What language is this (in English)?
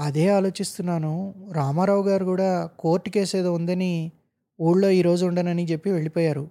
Telugu